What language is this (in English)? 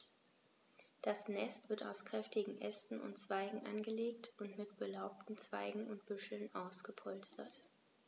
German